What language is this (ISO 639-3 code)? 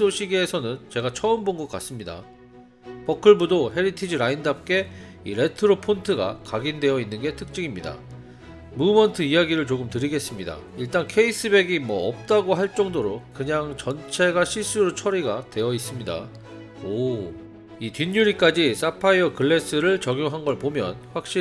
kor